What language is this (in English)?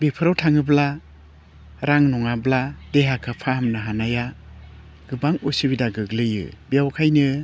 Bodo